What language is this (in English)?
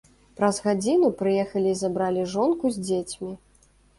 Belarusian